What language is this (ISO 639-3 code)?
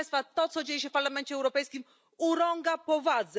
pol